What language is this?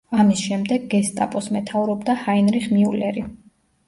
Georgian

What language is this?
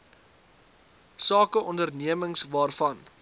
Afrikaans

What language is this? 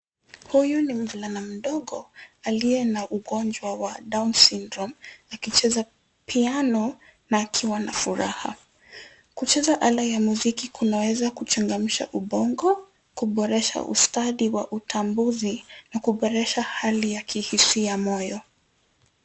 Swahili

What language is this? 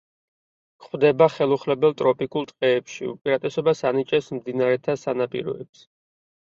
Georgian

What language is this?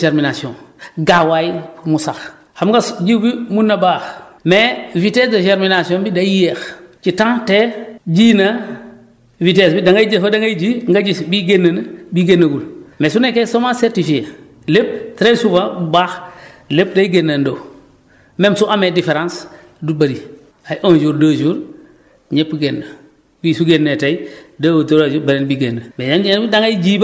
Wolof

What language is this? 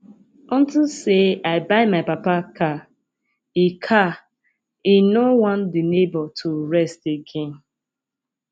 Nigerian Pidgin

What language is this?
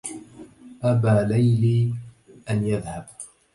Arabic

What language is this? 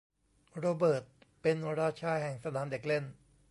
Thai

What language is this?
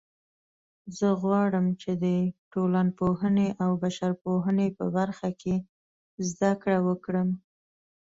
Pashto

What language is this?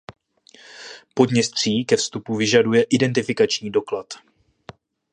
Czech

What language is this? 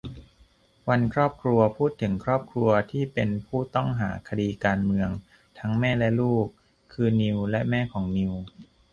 Thai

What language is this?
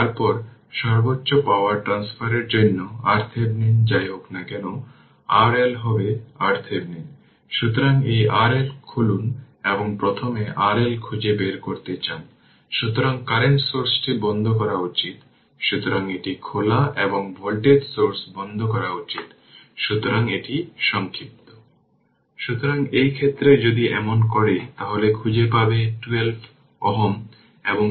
Bangla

